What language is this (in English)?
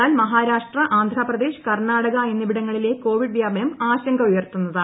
Malayalam